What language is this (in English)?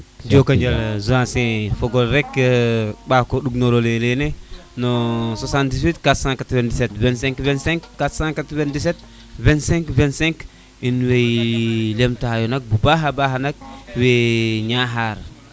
Serer